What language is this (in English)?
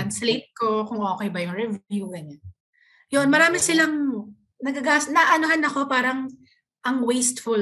Filipino